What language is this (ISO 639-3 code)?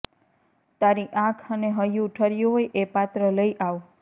guj